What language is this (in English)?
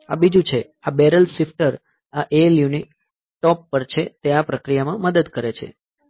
Gujarati